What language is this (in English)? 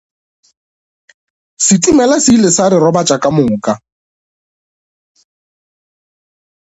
Northern Sotho